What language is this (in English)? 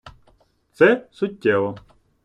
Ukrainian